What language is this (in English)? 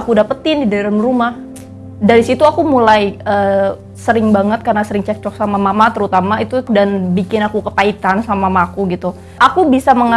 Indonesian